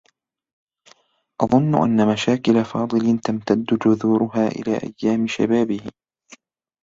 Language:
Arabic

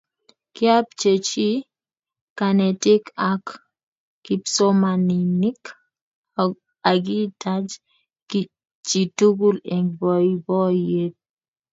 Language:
Kalenjin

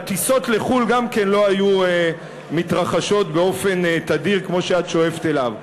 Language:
Hebrew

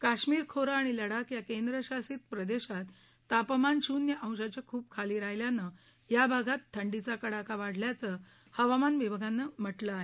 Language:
Marathi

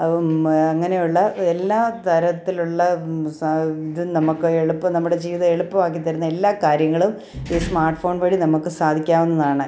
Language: Malayalam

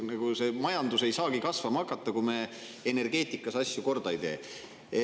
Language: Estonian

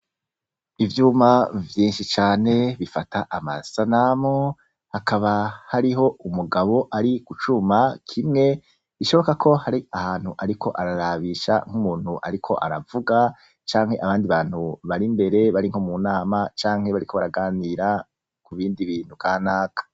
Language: Rundi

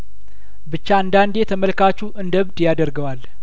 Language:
Amharic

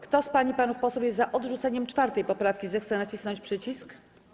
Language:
Polish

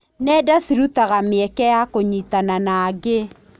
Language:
Kikuyu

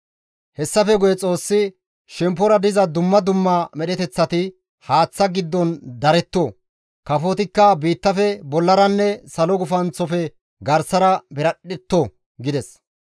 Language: Gamo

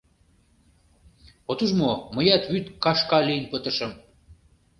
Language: Mari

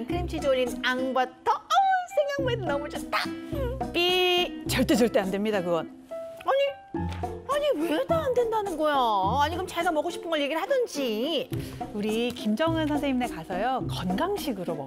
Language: Korean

